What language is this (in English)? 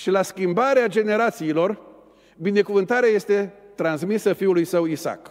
Romanian